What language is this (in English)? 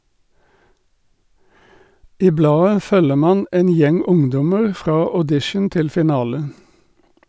Norwegian